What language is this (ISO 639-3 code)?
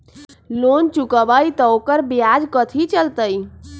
mag